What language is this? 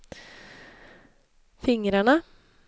Swedish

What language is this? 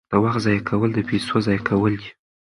Pashto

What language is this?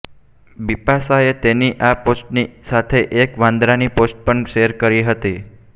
Gujarati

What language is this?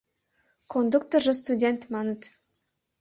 Mari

